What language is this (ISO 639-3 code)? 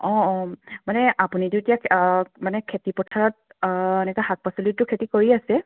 asm